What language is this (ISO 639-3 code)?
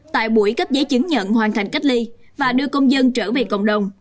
vie